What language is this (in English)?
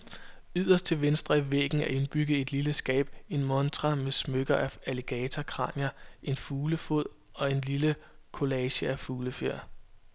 Danish